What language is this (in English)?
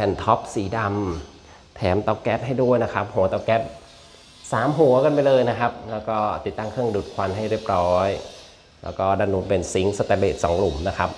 Thai